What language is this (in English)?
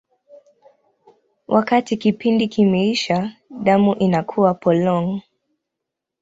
Swahili